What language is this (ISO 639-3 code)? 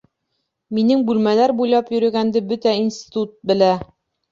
bak